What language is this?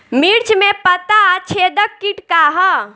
Bhojpuri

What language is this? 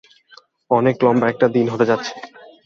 Bangla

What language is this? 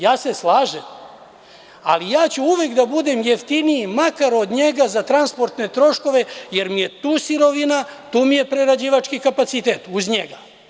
Serbian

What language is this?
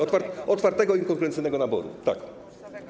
Polish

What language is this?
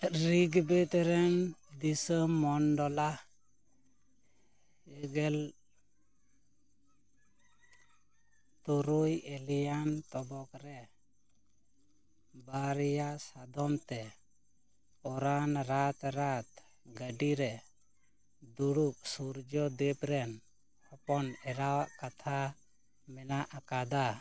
Santali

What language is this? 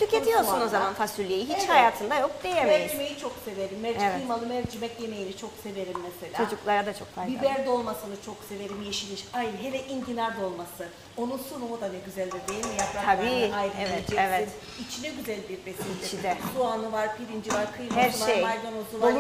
Turkish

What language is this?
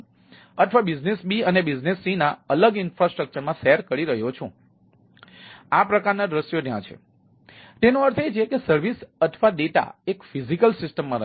Gujarati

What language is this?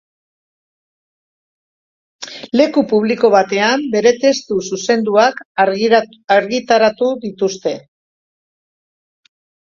Basque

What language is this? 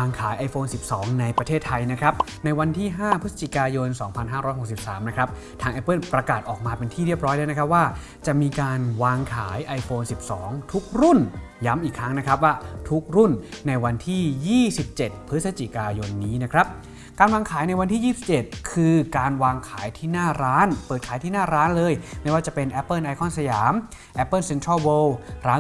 Thai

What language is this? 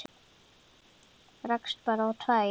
Icelandic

